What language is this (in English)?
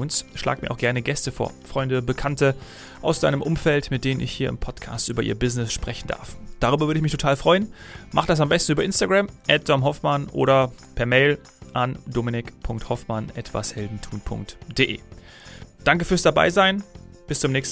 German